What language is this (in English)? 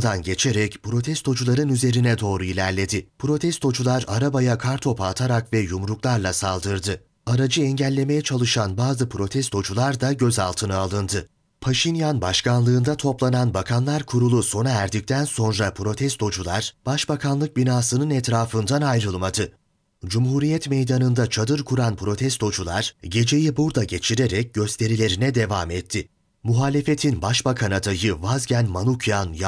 Turkish